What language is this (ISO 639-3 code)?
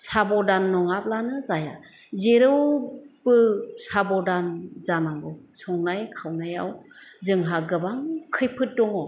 brx